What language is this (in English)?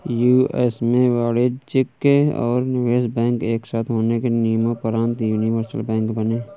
Hindi